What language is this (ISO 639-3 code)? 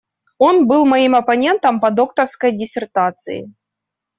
rus